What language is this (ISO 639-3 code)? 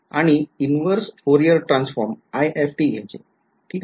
mar